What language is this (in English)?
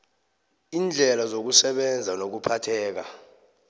South Ndebele